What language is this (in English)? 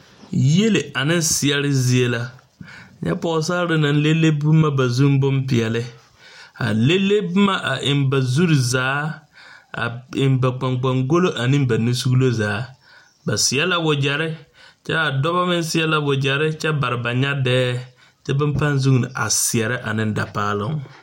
Southern Dagaare